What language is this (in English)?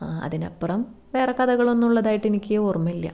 Malayalam